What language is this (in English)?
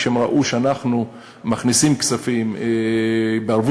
Hebrew